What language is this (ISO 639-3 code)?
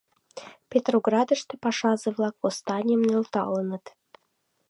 chm